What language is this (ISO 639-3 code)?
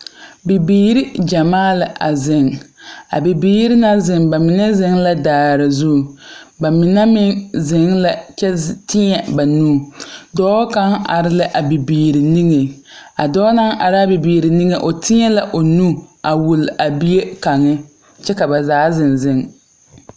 dga